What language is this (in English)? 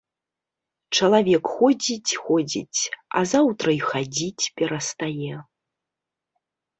Belarusian